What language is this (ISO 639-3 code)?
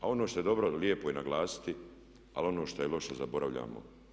hrv